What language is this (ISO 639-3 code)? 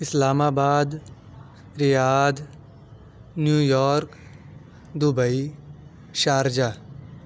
urd